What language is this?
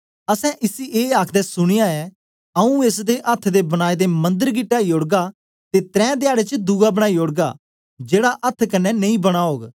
Dogri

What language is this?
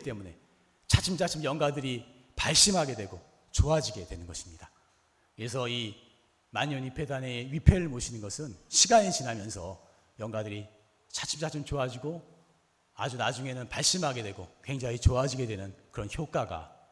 Korean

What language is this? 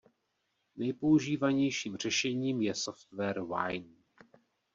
Czech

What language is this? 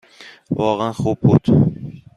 Persian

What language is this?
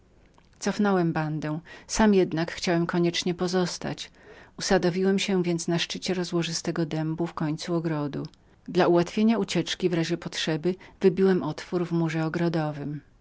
Polish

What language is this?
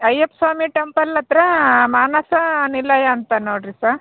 Kannada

